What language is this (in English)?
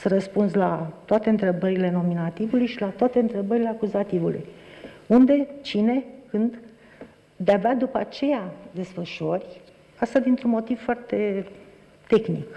Romanian